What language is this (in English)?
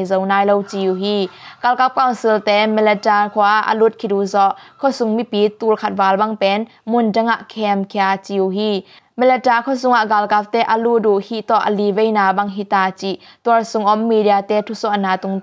Thai